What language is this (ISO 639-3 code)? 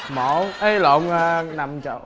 vie